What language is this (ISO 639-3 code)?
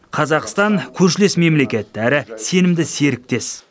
kaz